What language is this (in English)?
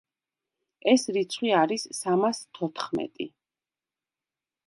Georgian